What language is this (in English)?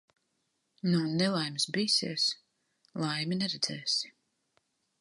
Latvian